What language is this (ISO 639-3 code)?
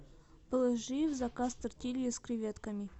rus